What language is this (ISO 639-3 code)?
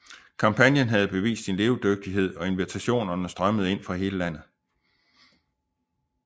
dan